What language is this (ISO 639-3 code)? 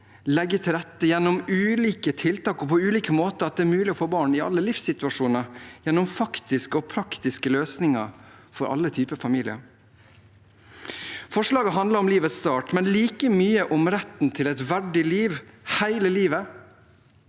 nor